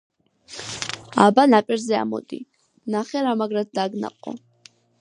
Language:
Georgian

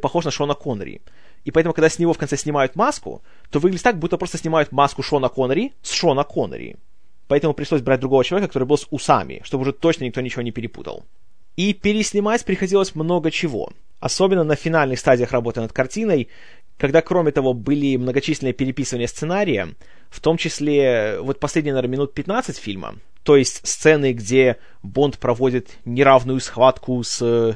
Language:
Russian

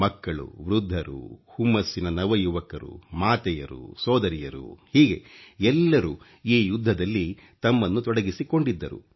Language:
Kannada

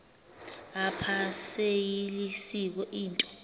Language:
Xhosa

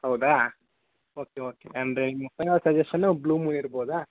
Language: Kannada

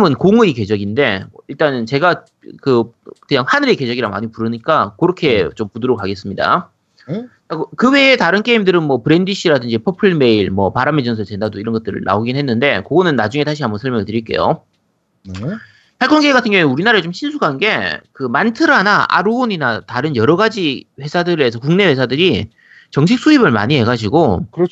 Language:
Korean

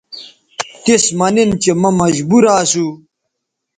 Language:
Bateri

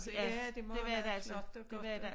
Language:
Danish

